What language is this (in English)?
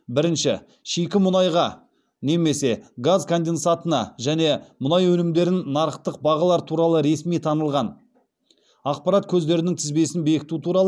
Kazakh